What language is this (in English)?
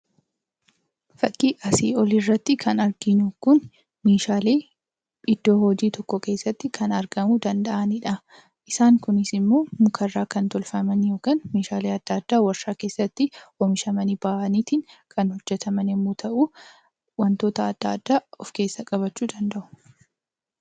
Oromo